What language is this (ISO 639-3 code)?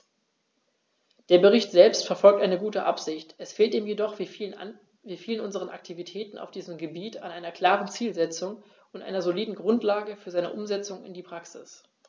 deu